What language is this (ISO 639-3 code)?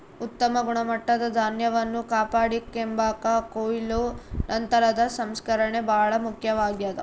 kan